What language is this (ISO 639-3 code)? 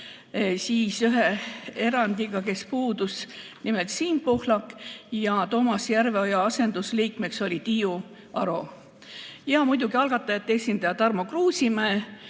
est